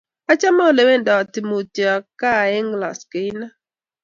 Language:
Kalenjin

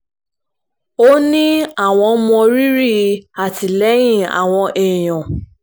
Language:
Yoruba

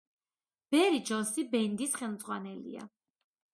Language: Georgian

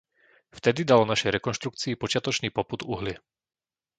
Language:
Slovak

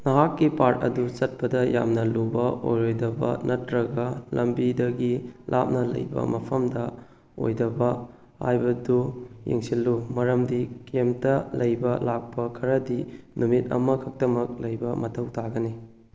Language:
Manipuri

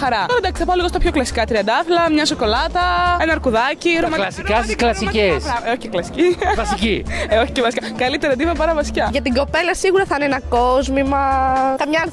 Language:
Greek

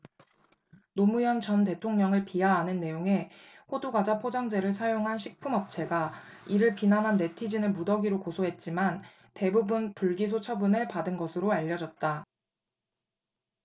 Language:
Korean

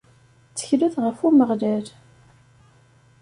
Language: Kabyle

